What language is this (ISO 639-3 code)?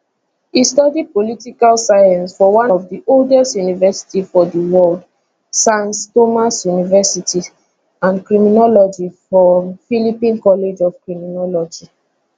pcm